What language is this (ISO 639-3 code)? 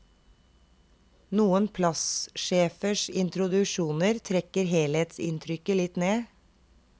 nor